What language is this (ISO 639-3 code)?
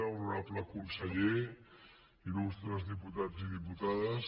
cat